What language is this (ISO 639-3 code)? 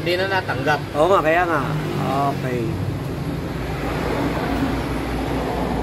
fil